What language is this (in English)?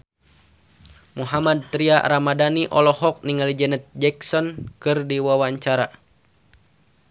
Sundanese